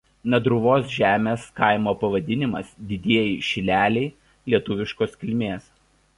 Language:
Lithuanian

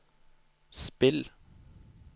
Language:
Norwegian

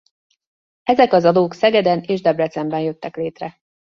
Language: Hungarian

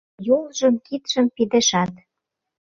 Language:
Mari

